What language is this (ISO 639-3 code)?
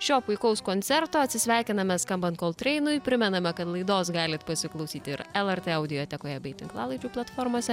lit